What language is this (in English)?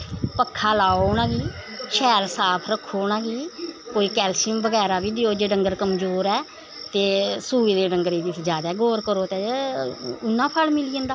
Dogri